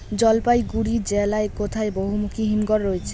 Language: Bangla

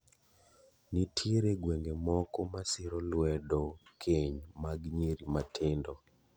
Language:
Luo (Kenya and Tanzania)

